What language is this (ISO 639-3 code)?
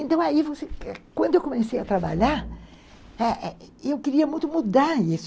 por